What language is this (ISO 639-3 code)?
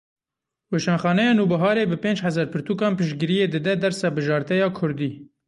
kur